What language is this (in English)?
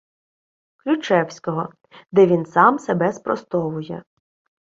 Ukrainian